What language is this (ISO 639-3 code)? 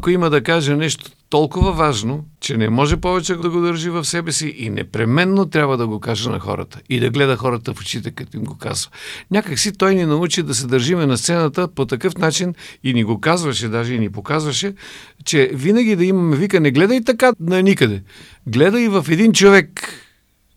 bul